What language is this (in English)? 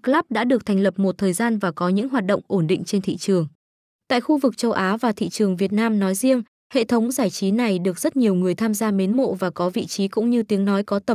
Vietnamese